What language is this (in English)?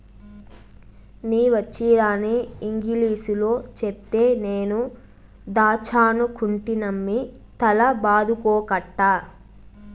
Telugu